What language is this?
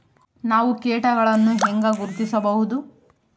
Kannada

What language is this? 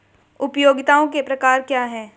Hindi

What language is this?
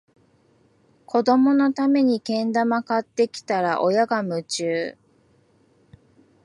Japanese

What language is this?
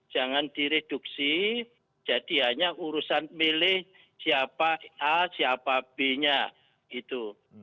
Indonesian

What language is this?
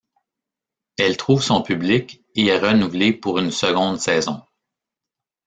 French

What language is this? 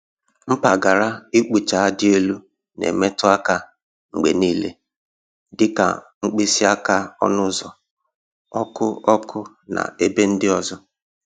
Igbo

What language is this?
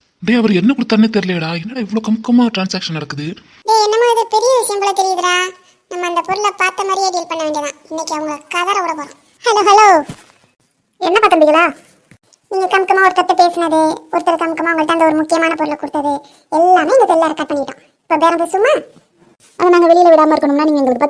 Tamil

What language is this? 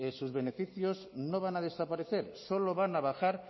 Spanish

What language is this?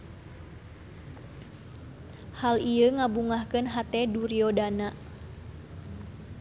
Sundanese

